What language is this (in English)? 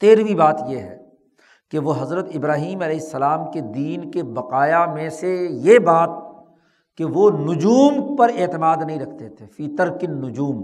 Urdu